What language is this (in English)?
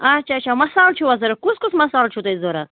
Kashmiri